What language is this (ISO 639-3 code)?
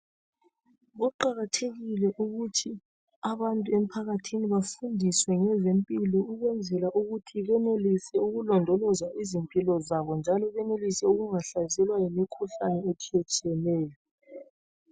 nde